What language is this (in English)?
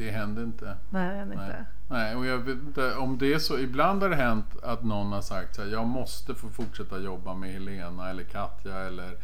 Swedish